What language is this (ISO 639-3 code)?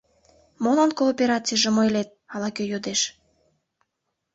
chm